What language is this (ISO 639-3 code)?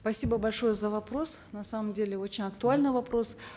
kaz